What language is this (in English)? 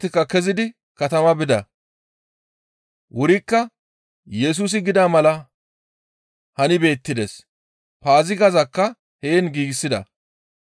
Gamo